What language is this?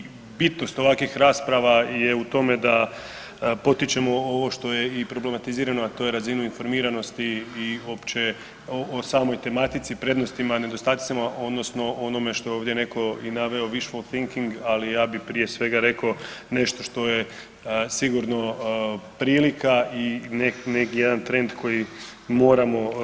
Croatian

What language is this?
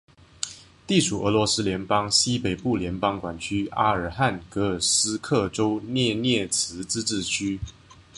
Chinese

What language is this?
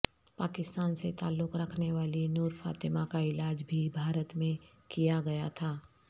Urdu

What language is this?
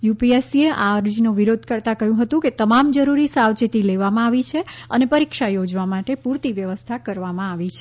Gujarati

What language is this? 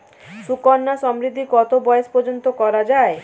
Bangla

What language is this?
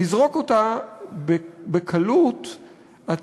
Hebrew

